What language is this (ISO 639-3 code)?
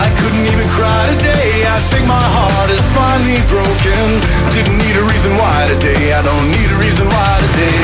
ell